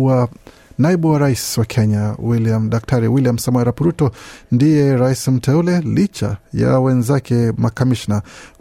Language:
Swahili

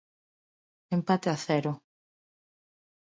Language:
Galician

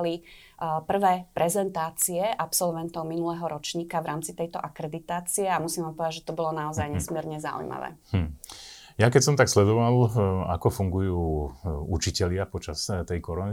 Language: Slovak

